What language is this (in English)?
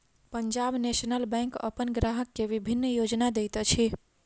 Maithili